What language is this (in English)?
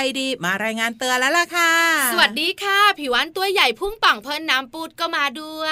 Thai